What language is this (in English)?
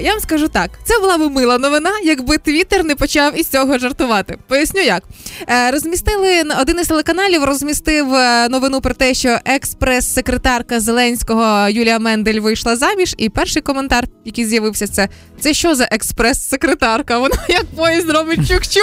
Ukrainian